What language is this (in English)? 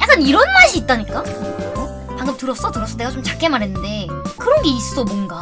Korean